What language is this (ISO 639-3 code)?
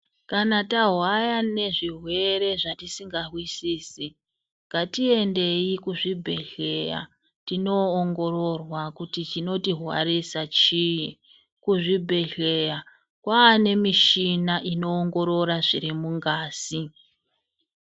ndc